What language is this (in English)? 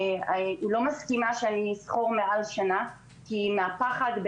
Hebrew